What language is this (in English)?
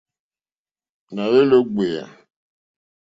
Mokpwe